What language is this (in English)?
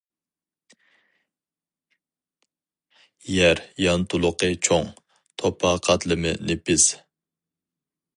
Uyghur